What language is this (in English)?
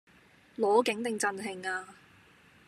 Cantonese